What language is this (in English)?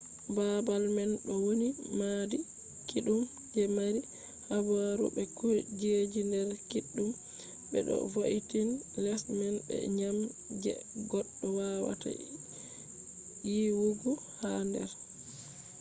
Fula